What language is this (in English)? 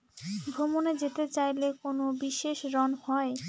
Bangla